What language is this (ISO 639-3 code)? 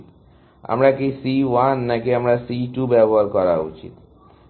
ben